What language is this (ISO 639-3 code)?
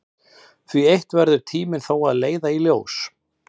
isl